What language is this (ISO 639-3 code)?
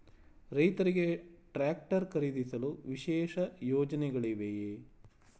kan